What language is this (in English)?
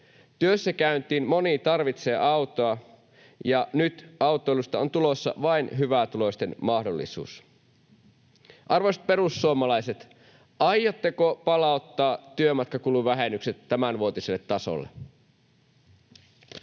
Finnish